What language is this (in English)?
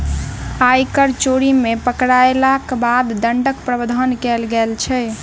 Maithili